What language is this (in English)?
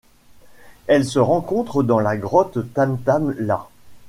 French